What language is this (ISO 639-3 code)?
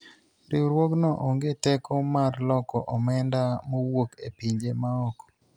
luo